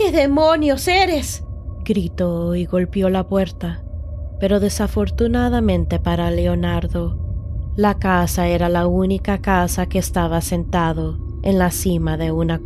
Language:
Spanish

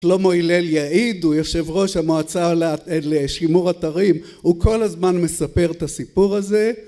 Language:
Hebrew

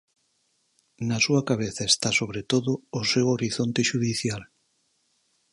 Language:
Galician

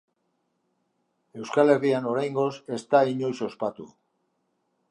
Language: Basque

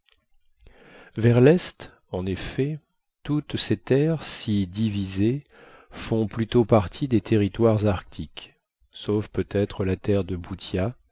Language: French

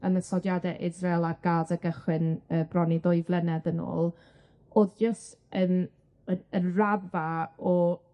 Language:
Welsh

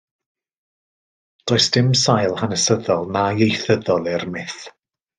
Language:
Welsh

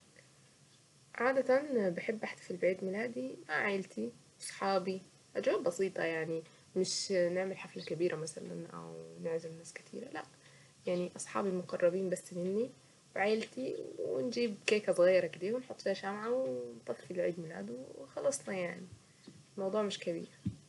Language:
Saidi Arabic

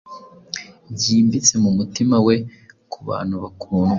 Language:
Kinyarwanda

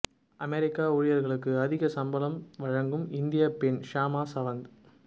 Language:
Tamil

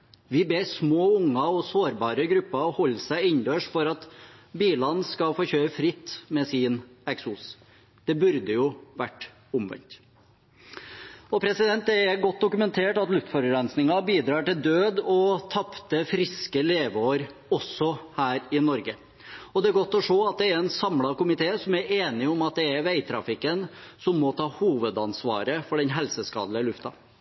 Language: Norwegian Bokmål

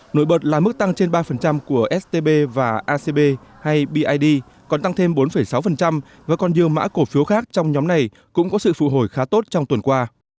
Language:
Vietnamese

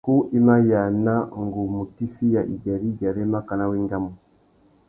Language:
Tuki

